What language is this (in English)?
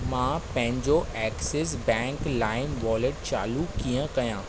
Sindhi